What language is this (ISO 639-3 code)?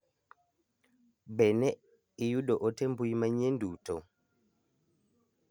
luo